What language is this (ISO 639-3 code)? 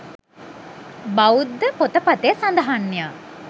sin